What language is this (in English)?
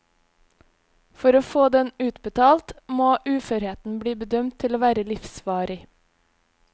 Norwegian